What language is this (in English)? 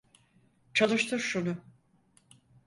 Turkish